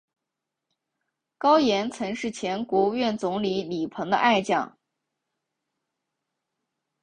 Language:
Chinese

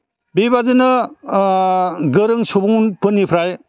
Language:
Bodo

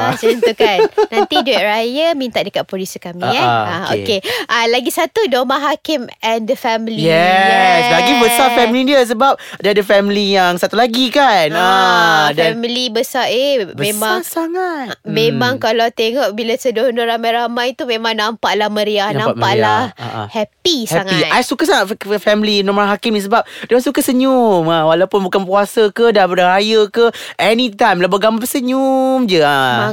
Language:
Malay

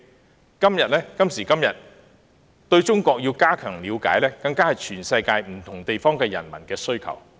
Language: Cantonese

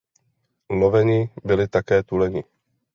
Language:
Czech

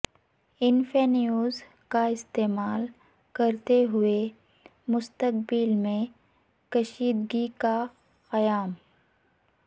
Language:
Urdu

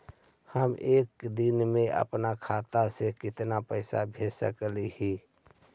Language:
Magahi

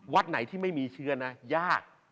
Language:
Thai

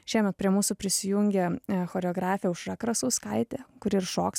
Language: Lithuanian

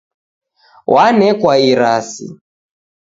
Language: Taita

